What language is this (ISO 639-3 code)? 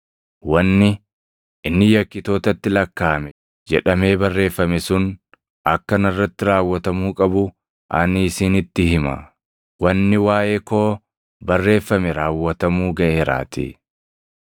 orm